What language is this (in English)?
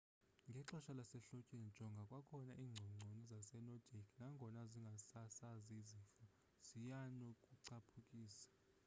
Xhosa